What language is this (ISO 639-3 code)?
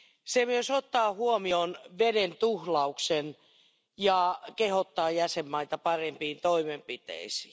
fin